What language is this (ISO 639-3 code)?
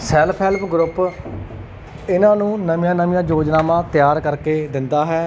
pan